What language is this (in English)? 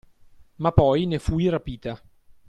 Italian